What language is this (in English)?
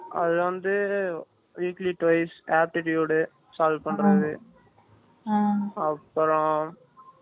Tamil